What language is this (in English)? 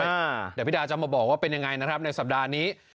Thai